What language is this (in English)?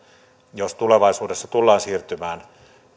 Finnish